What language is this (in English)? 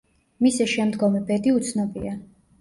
Georgian